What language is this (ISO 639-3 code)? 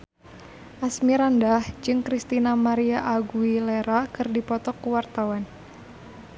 sun